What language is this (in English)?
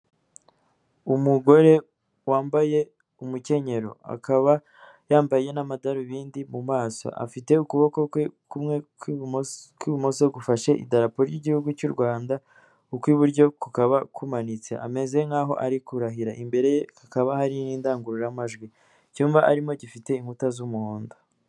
Kinyarwanda